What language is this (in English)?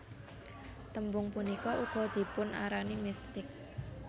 Javanese